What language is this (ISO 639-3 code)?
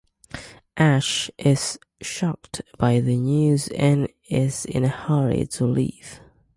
eng